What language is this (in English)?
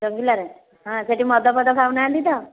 Odia